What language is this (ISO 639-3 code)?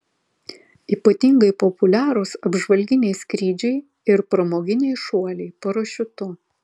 lit